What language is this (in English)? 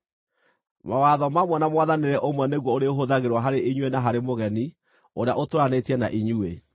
Kikuyu